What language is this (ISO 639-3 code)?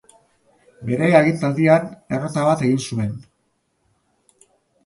eus